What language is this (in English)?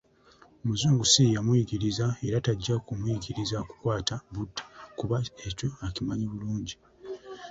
Ganda